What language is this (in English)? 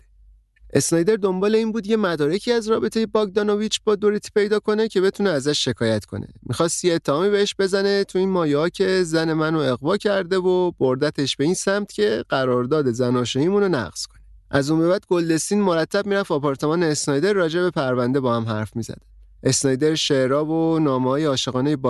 Persian